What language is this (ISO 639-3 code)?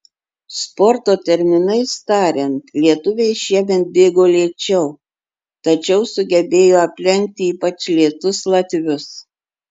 lit